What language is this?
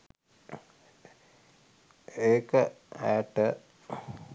Sinhala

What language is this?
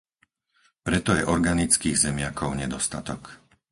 Slovak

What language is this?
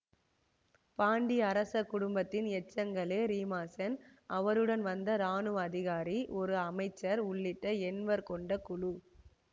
Tamil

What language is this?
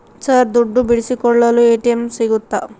Kannada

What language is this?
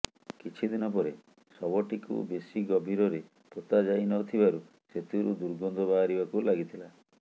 Odia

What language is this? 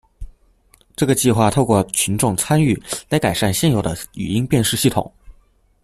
Chinese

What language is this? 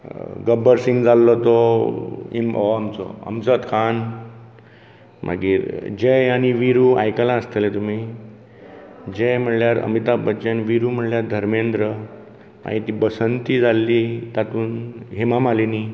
Konkani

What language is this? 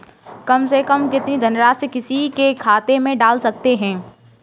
Hindi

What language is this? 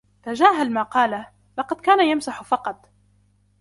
Arabic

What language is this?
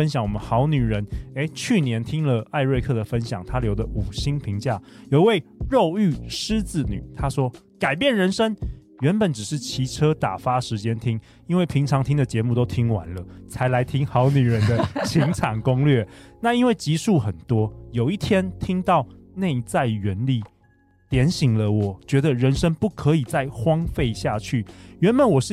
Chinese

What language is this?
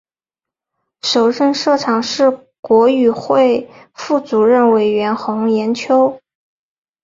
Chinese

